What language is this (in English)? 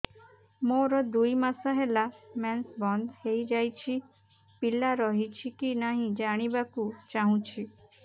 Odia